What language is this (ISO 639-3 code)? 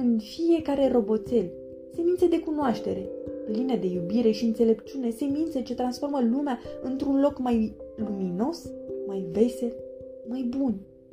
ron